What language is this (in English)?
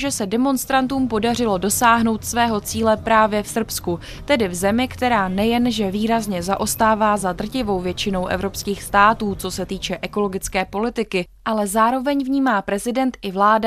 Czech